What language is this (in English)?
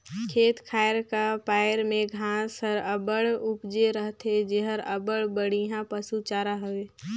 Chhattisgarhi